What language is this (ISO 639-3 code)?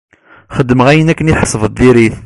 kab